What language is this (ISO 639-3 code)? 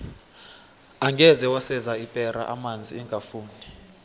nbl